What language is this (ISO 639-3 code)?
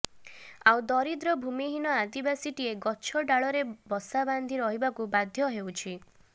ori